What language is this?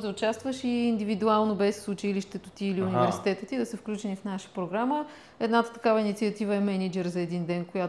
Bulgarian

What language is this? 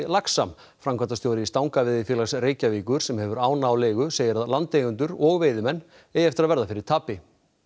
Icelandic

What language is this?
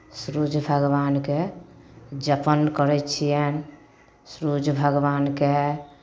Maithili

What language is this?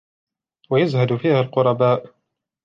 Arabic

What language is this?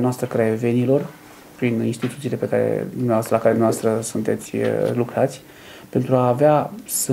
Romanian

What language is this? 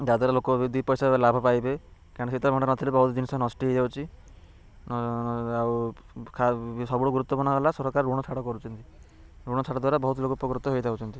Odia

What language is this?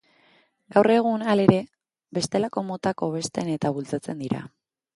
Basque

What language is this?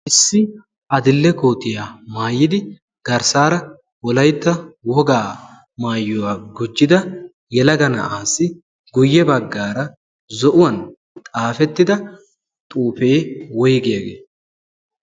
Wolaytta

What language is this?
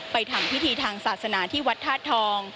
Thai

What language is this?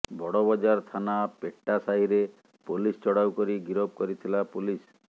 Odia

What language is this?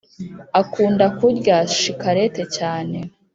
Kinyarwanda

